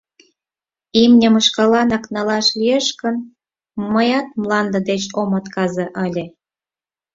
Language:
Mari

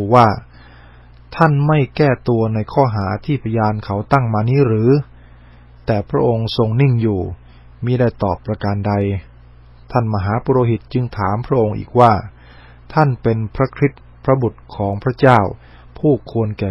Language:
Thai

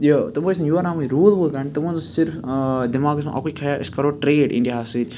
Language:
Kashmiri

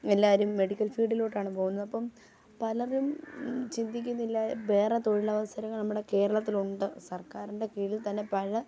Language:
Malayalam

